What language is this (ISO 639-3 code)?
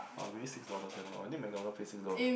eng